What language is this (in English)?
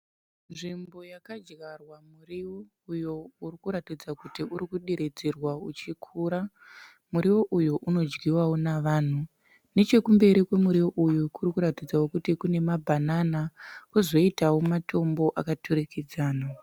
Shona